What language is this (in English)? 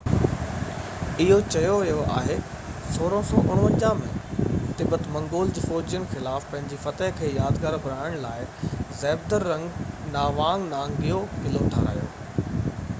Sindhi